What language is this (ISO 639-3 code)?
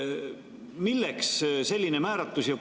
est